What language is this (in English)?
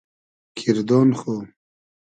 Hazaragi